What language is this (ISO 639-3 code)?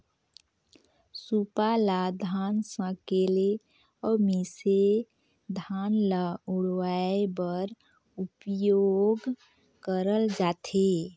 hne